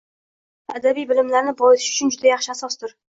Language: Uzbek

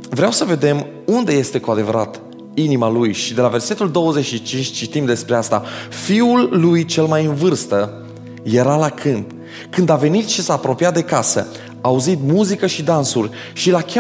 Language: Romanian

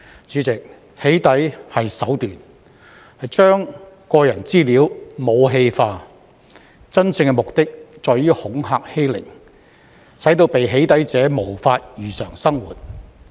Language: Cantonese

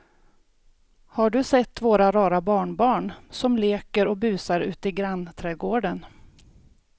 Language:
Swedish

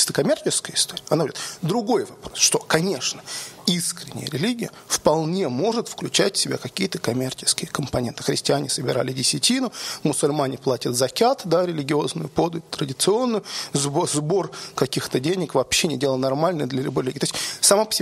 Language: Russian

